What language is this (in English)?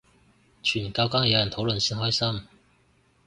Cantonese